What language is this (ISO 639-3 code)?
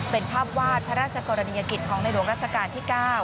tha